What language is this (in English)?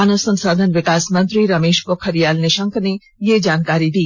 Hindi